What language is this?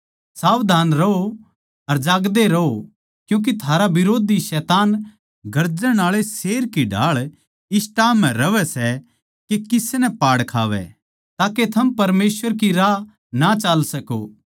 Haryanvi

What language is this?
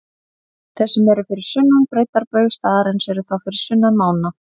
Icelandic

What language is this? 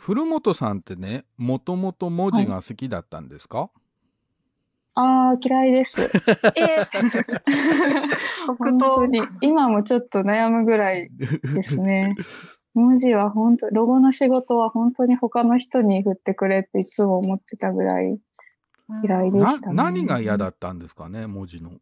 Japanese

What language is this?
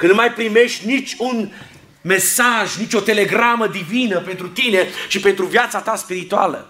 Romanian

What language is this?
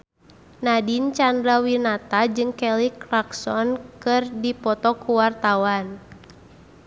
Sundanese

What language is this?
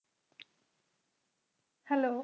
Punjabi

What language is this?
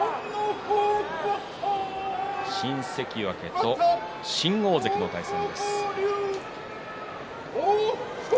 Japanese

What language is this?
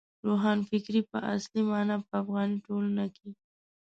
Pashto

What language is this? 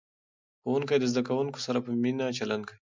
Pashto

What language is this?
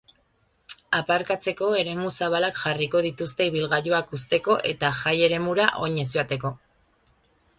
Basque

